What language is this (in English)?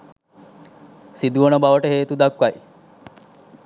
Sinhala